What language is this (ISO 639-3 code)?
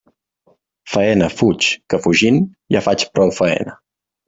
cat